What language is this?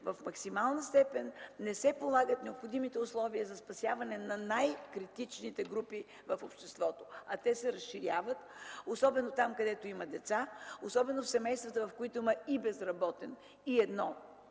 Bulgarian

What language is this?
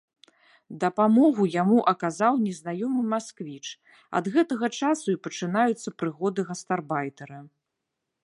Belarusian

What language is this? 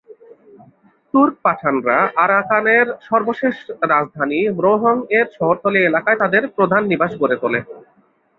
Bangla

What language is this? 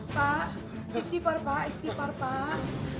Indonesian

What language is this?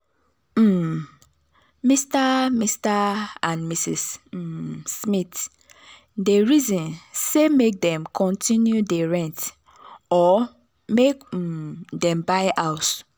Nigerian Pidgin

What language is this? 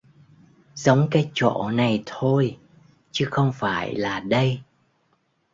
Vietnamese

